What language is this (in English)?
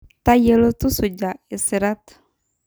Masai